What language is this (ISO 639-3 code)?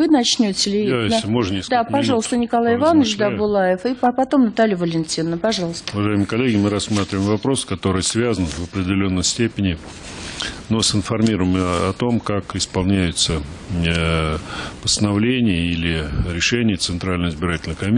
rus